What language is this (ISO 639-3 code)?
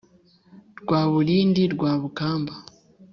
kin